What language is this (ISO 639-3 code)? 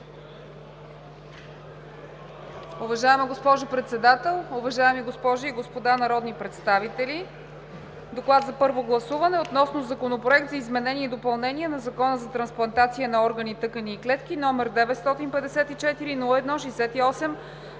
bul